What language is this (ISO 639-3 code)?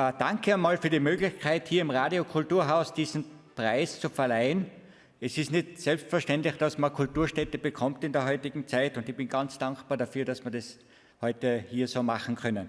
deu